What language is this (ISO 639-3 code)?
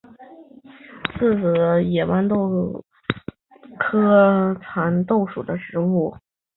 zho